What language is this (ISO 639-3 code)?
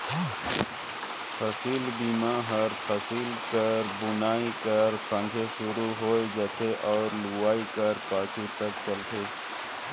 hne